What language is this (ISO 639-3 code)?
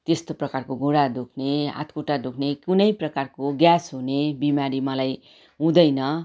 nep